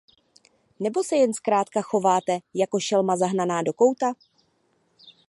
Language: Czech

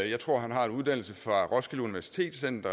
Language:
Danish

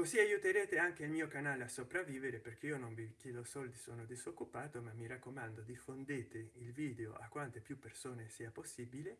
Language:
Italian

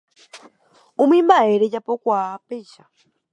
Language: Guarani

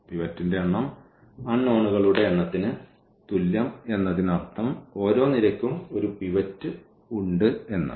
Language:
Malayalam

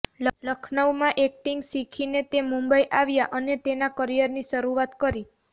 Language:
Gujarati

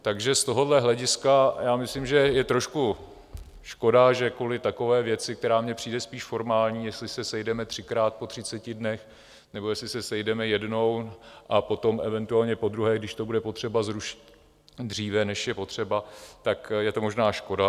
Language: Czech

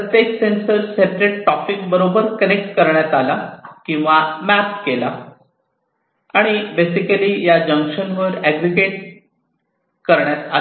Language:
Marathi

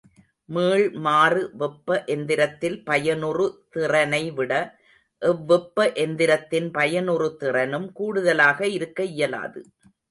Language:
Tamil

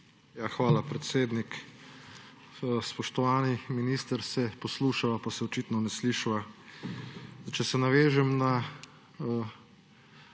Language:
Slovenian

